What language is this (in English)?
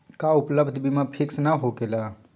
Magahi